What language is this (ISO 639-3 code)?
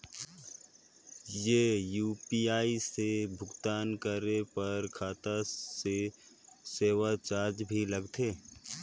hne